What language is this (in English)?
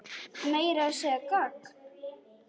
Icelandic